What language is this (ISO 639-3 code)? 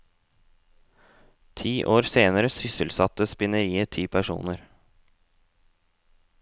nor